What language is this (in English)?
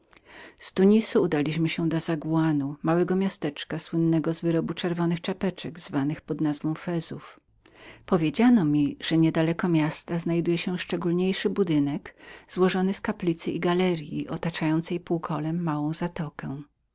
Polish